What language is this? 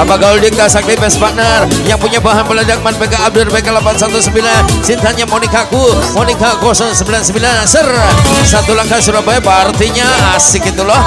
Indonesian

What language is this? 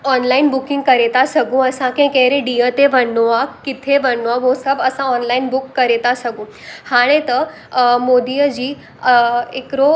Sindhi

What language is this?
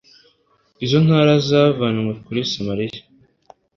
Kinyarwanda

